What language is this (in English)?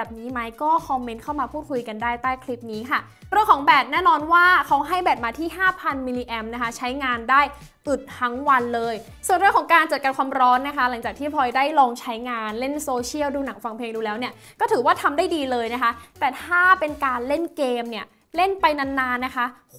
Thai